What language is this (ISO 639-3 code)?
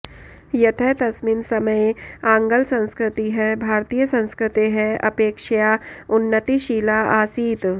san